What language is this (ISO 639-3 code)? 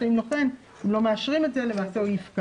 heb